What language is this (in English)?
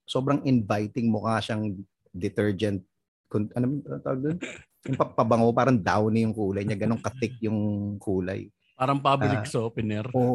Filipino